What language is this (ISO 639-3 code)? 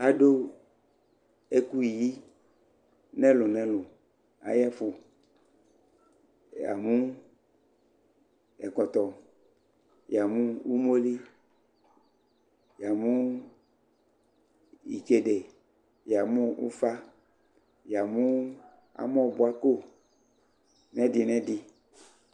kpo